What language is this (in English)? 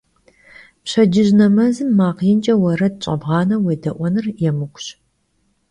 Kabardian